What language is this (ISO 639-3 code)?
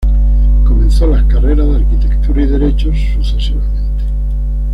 spa